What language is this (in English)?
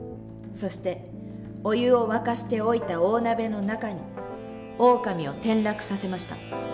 Japanese